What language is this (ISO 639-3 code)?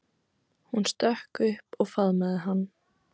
isl